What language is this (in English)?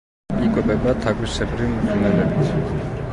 Georgian